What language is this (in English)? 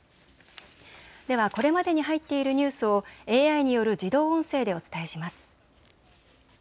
Japanese